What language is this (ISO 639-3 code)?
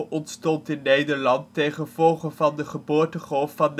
nld